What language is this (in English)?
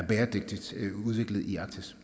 Danish